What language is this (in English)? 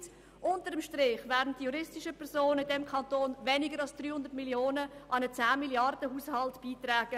Swiss German